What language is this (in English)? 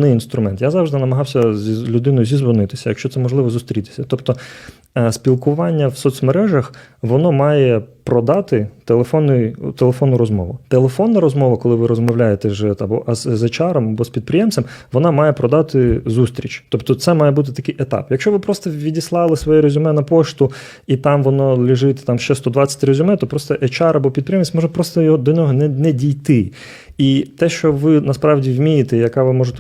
Ukrainian